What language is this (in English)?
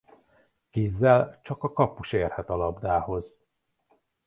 Hungarian